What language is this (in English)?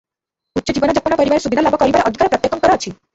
Odia